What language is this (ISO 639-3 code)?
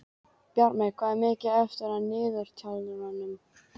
isl